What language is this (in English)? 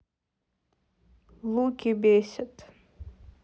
Russian